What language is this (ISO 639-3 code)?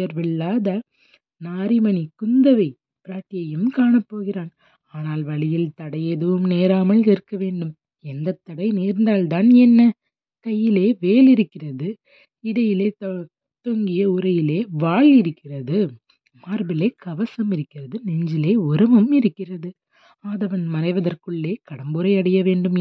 tam